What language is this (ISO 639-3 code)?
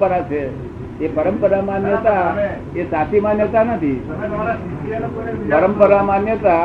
guj